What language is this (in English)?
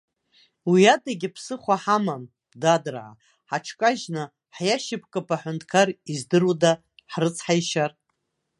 Abkhazian